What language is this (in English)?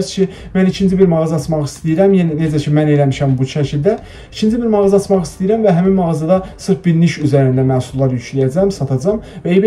Turkish